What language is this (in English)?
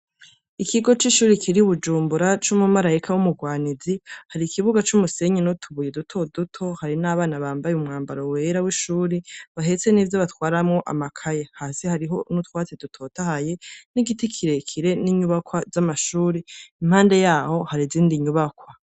Rundi